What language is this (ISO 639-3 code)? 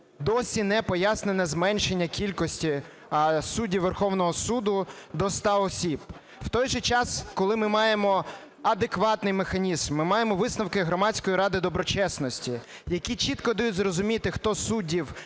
ukr